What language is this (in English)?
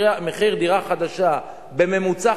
Hebrew